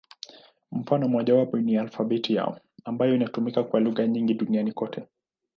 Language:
Swahili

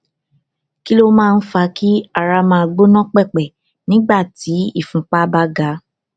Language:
Yoruba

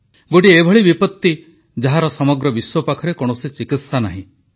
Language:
Odia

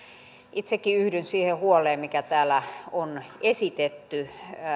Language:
Finnish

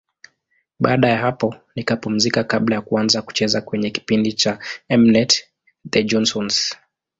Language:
Swahili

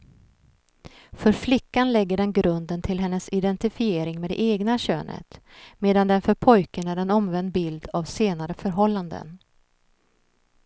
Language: Swedish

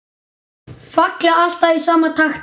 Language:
Icelandic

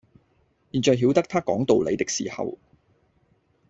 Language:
Cantonese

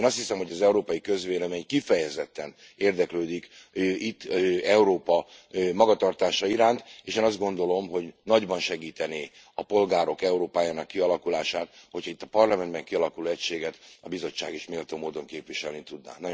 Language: Hungarian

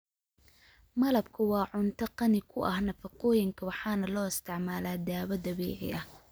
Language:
Somali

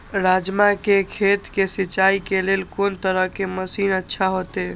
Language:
Maithili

